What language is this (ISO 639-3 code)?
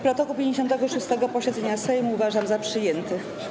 pol